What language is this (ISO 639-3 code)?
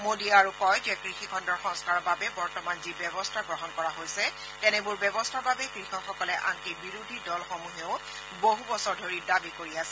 asm